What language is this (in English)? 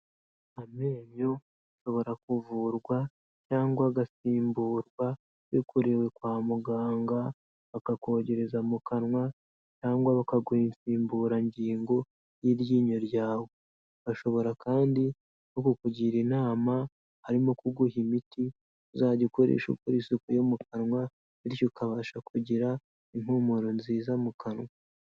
Kinyarwanda